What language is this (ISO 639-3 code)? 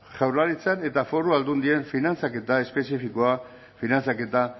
eus